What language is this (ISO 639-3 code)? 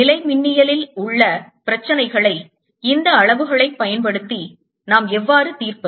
tam